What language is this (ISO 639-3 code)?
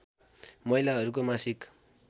nep